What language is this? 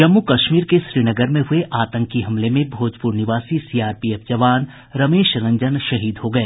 Hindi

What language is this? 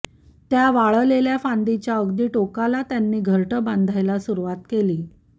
Marathi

